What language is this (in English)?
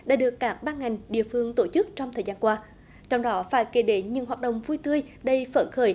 Vietnamese